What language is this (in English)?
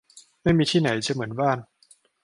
Thai